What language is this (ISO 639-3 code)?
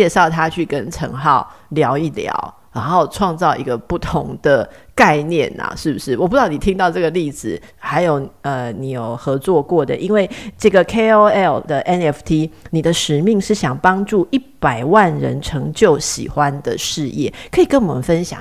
zho